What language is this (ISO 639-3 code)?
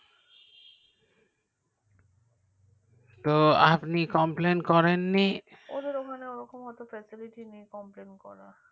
ben